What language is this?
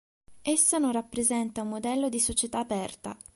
Italian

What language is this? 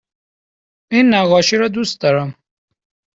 Persian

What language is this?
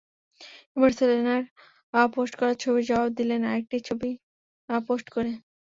Bangla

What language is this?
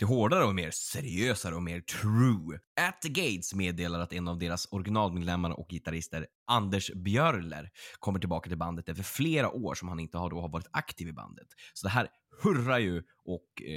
Swedish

